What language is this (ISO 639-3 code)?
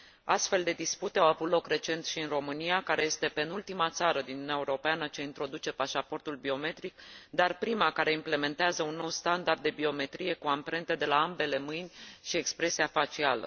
ron